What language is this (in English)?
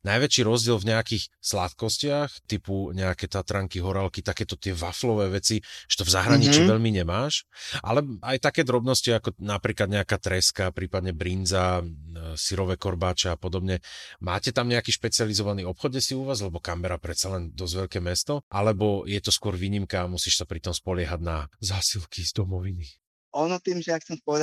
Slovak